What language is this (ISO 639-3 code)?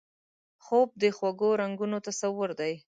pus